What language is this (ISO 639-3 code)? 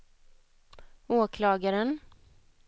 swe